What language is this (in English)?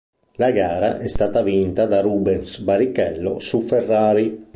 Italian